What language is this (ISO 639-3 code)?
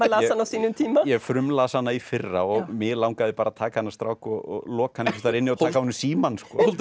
isl